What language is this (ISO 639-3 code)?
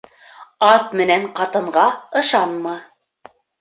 bak